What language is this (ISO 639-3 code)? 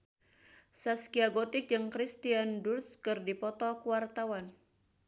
sun